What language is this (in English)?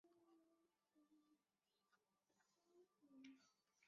Chinese